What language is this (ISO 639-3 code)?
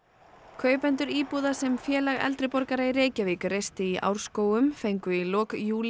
isl